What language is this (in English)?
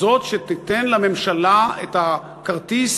Hebrew